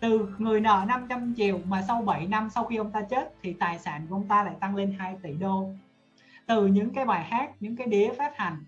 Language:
Vietnamese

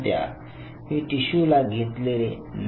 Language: Marathi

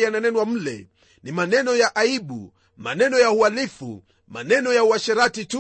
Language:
Swahili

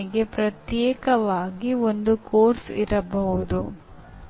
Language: Kannada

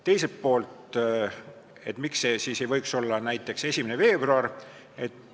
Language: Estonian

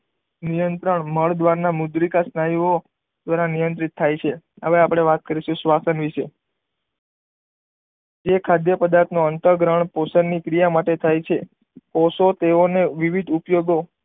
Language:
Gujarati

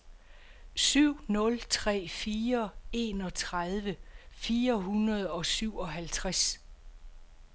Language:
Danish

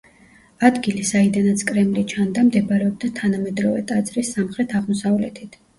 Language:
Georgian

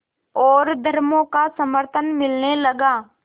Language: Hindi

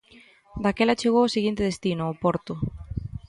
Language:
Galician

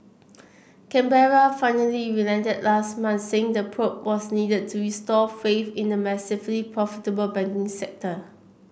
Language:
English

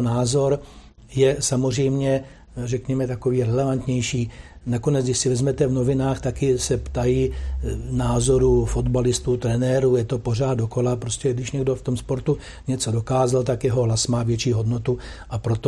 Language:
Czech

